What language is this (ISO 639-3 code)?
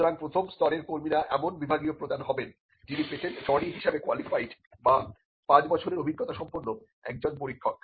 ben